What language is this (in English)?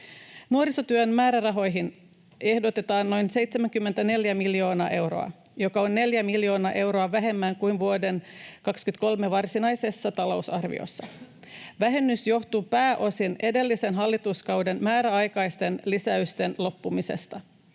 Finnish